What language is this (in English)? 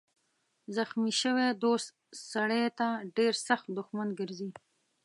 Pashto